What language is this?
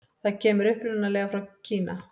Icelandic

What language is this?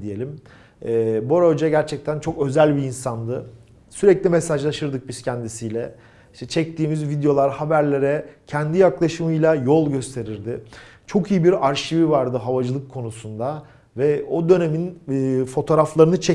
Turkish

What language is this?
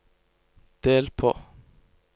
Norwegian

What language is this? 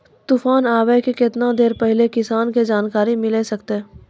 Maithili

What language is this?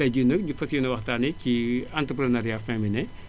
Wolof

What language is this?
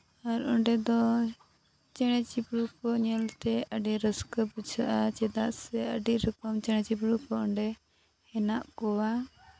Santali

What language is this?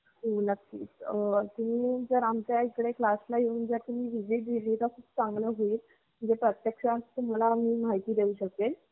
Marathi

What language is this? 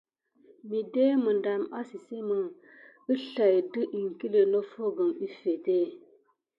Gidar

